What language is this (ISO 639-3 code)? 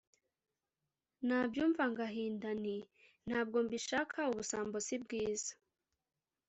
kin